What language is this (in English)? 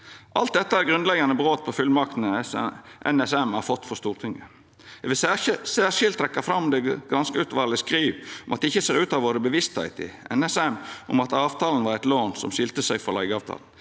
Norwegian